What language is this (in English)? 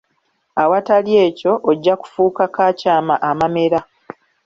Ganda